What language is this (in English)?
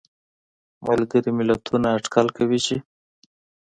Pashto